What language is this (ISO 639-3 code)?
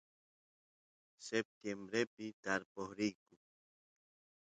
qus